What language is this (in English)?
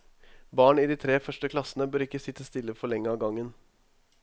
Norwegian